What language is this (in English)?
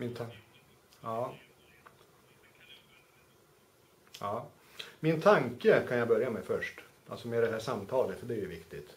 Swedish